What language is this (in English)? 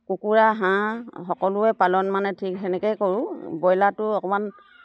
Assamese